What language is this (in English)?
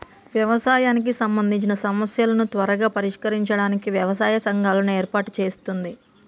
Telugu